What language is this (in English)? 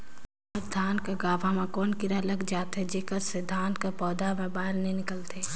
Chhattisgarhi